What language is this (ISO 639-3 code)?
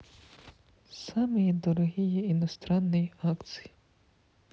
rus